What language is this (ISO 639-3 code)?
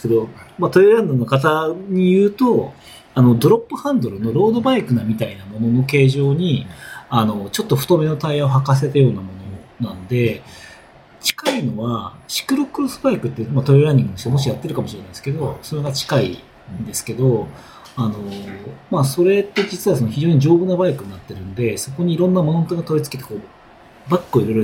jpn